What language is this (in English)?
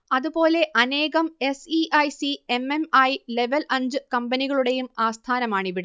Malayalam